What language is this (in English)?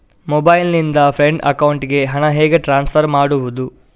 Kannada